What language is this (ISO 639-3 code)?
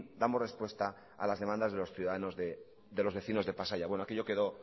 spa